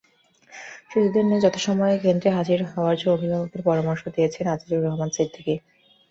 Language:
Bangla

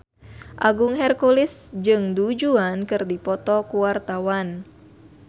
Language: Sundanese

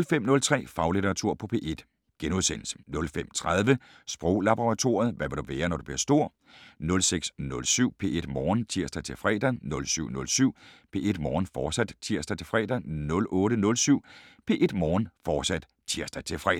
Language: Danish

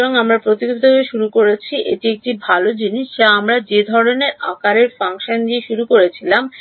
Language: Bangla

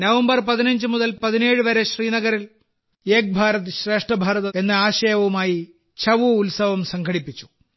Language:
Malayalam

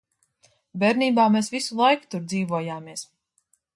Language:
Latvian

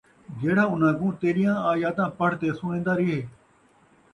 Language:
Saraiki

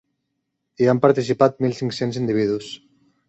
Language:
Catalan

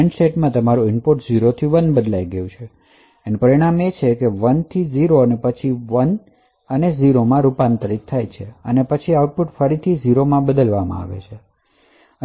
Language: Gujarati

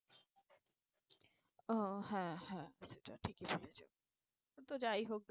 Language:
Bangla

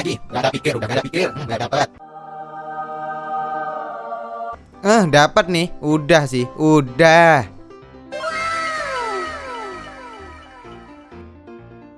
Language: Indonesian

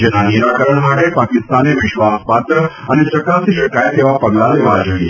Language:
Gujarati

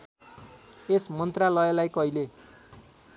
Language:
Nepali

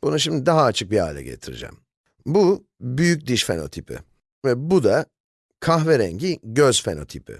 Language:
Turkish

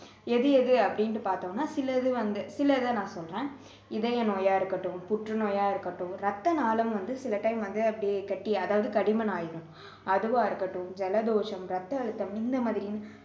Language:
Tamil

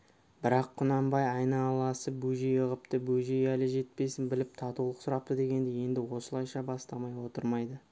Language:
Kazakh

